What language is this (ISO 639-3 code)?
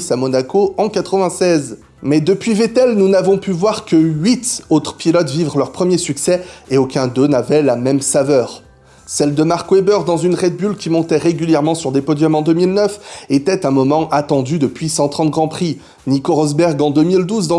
fra